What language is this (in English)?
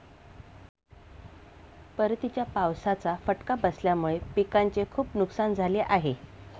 Marathi